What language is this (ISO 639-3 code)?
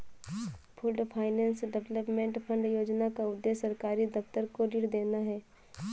hin